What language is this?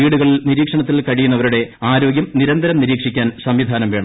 Malayalam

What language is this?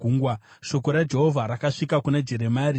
Shona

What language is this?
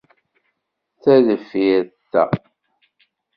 Kabyle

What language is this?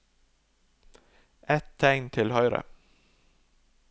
Norwegian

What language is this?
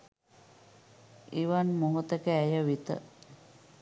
Sinhala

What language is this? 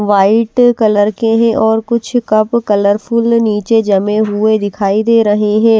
Hindi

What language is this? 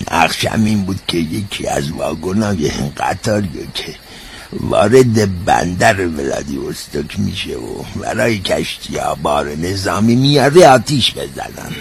Persian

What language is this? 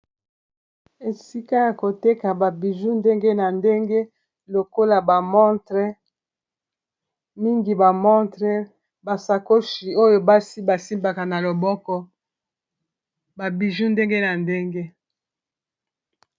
Lingala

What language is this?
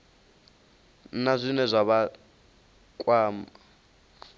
Venda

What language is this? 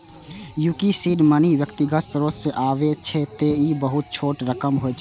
Maithili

